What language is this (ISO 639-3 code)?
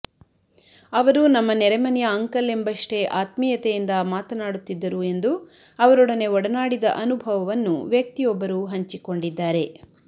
kan